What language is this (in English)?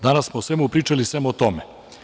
Serbian